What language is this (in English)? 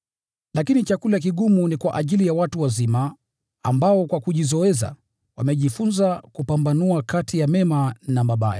Swahili